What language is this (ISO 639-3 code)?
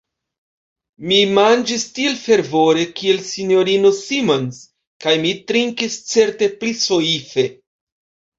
epo